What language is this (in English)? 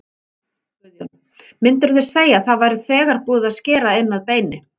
Icelandic